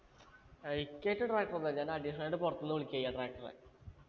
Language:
Malayalam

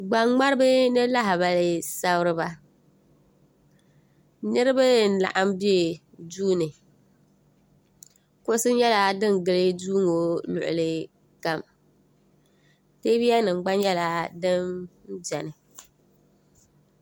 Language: Dagbani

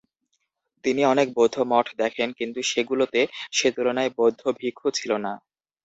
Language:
Bangla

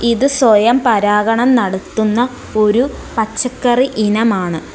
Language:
Malayalam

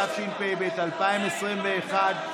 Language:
Hebrew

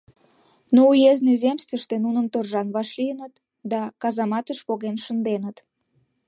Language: Mari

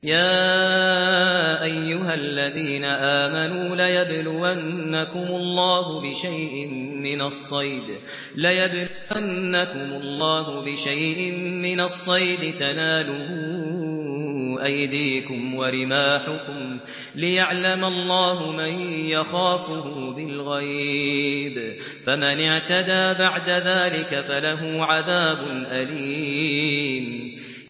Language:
Arabic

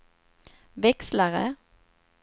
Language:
Swedish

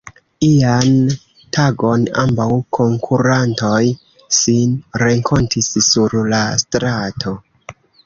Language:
Esperanto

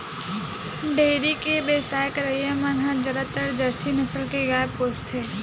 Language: Chhattisgarhi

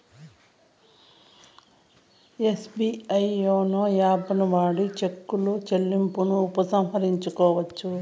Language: Telugu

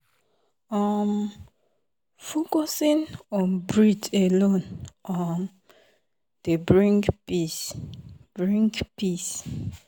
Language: Nigerian Pidgin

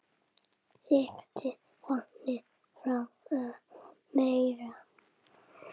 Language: Icelandic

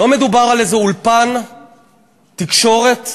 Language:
Hebrew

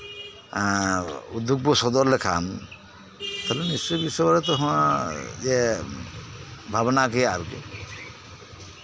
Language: Santali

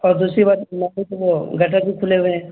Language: Urdu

